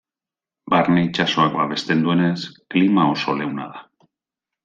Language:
Basque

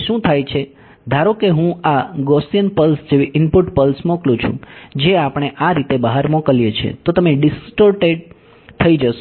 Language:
Gujarati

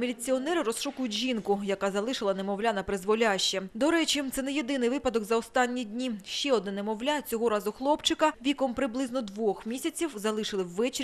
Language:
Ukrainian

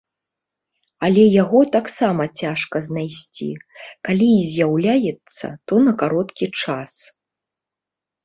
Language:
Belarusian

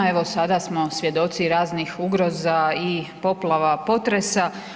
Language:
Croatian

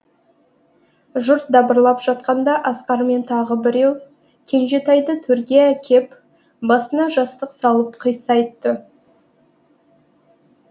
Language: Kazakh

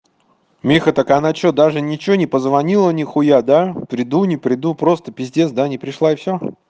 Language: Russian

